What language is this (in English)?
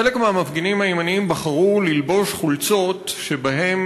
Hebrew